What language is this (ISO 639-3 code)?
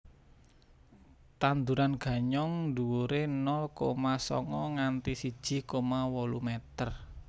jav